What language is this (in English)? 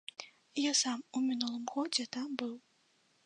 Belarusian